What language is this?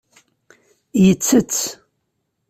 Kabyle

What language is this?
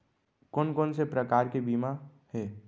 Chhattisgarhi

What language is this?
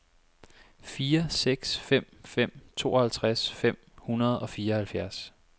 Danish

